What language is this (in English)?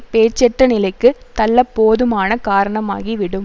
Tamil